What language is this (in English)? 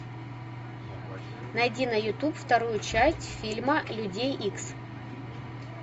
Russian